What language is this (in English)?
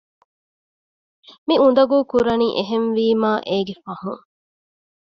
Divehi